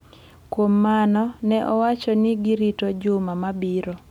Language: Luo (Kenya and Tanzania)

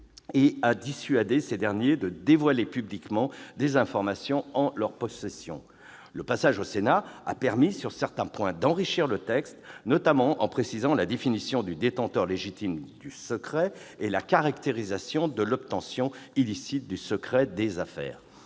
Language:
French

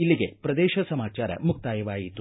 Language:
Kannada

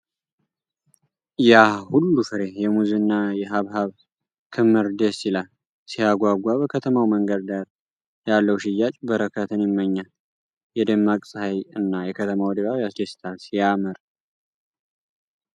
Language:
Amharic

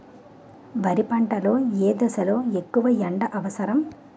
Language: Telugu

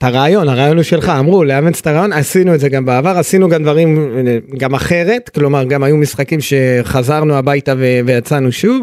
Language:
Hebrew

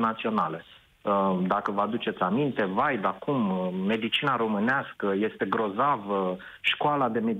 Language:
Romanian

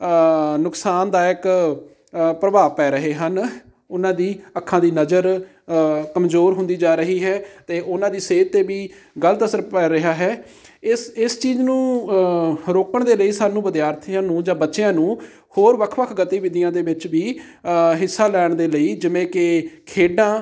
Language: Punjabi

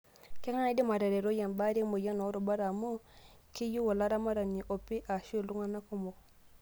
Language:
Masai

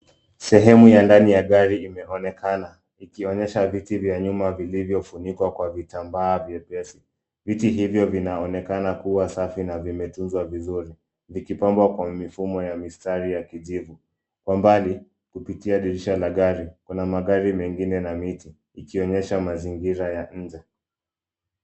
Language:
Swahili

